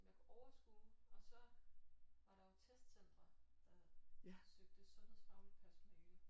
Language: Danish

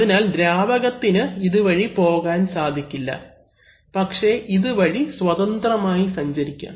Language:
Malayalam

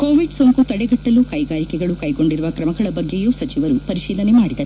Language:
Kannada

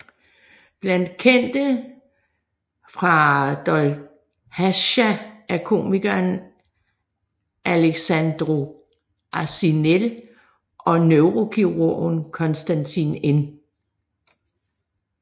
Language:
Danish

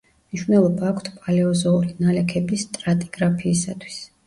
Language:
Georgian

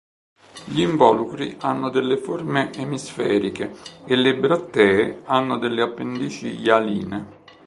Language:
Italian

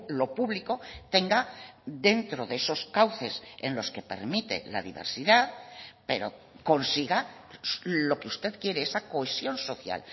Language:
Spanish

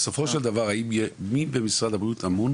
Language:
Hebrew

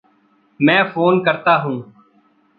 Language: Hindi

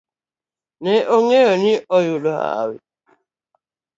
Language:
Luo (Kenya and Tanzania)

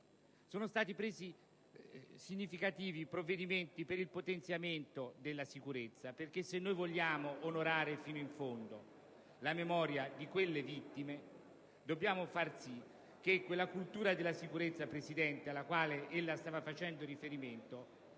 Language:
Italian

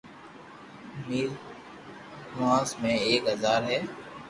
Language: Loarki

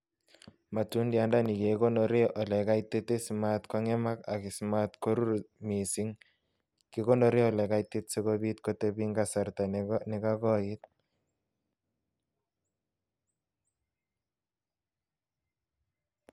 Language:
Kalenjin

